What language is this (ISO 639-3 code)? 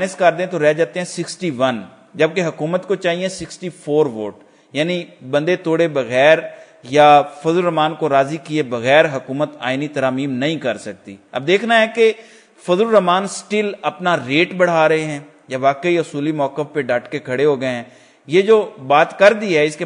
hin